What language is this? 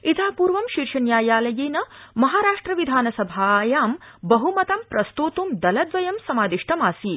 Sanskrit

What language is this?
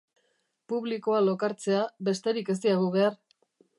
Basque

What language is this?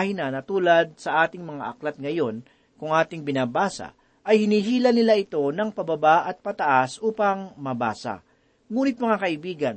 Filipino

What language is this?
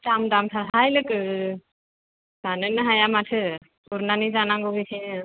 Bodo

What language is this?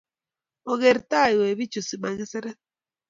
Kalenjin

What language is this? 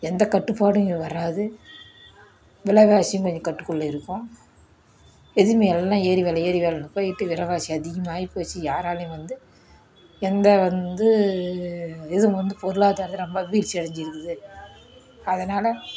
Tamil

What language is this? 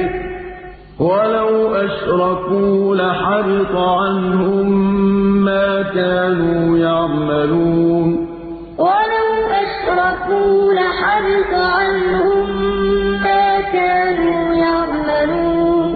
Arabic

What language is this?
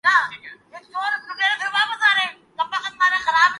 Urdu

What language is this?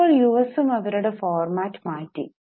Malayalam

